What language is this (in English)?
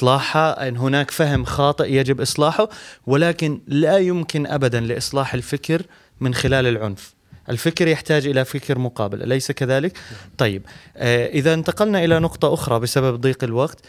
Arabic